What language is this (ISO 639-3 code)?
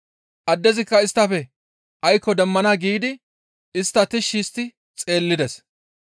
gmv